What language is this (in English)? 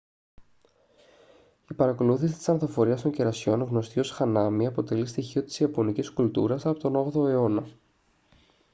Greek